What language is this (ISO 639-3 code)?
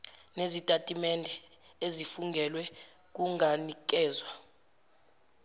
zul